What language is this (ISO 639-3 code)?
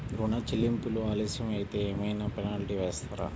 tel